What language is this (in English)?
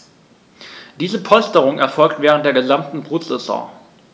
German